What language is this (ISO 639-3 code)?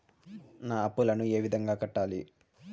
tel